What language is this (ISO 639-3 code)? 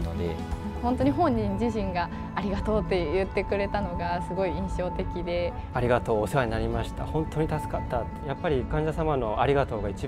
jpn